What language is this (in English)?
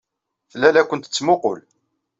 Kabyle